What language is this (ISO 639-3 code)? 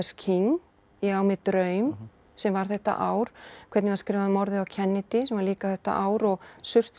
isl